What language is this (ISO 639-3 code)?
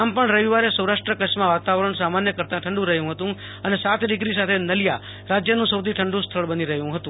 guj